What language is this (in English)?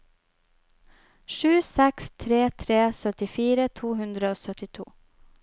Norwegian